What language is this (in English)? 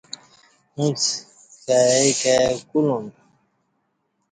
Kati